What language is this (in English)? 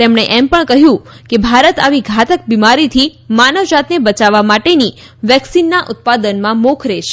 Gujarati